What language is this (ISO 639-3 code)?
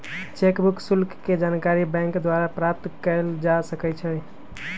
mag